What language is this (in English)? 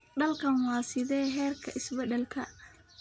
Somali